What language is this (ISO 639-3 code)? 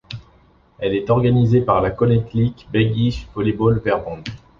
fra